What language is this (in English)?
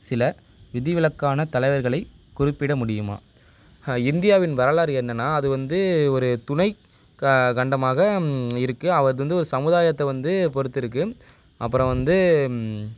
Tamil